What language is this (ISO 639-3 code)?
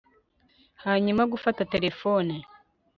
kin